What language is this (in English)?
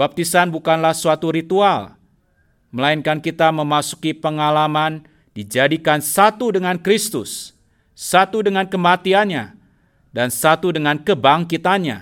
Indonesian